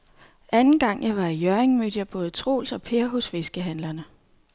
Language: Danish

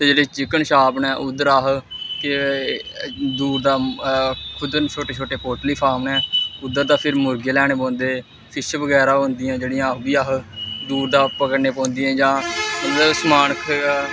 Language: Dogri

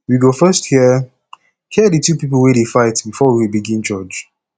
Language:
Nigerian Pidgin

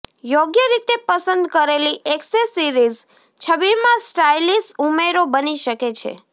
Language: Gujarati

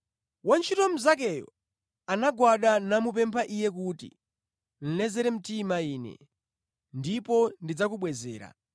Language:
Nyanja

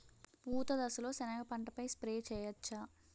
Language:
Telugu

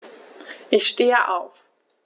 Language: German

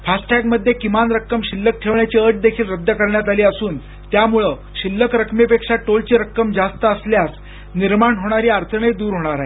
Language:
Marathi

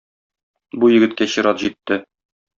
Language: Tatar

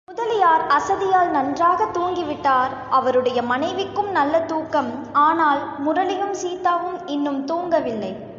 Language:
Tamil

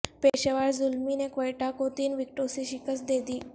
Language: Urdu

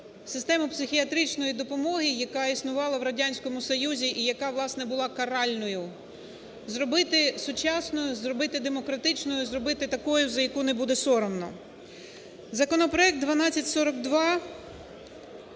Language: Ukrainian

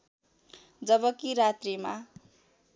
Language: Nepali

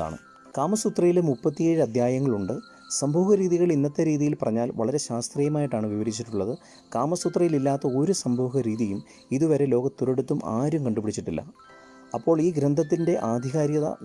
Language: Malayalam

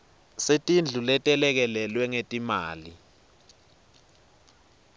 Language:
Swati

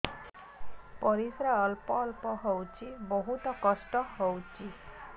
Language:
Odia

